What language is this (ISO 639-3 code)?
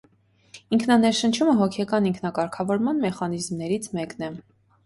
hye